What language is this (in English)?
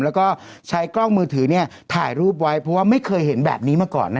Thai